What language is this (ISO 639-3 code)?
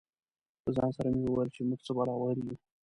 pus